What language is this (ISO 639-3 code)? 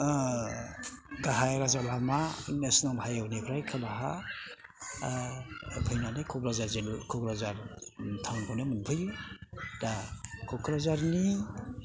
brx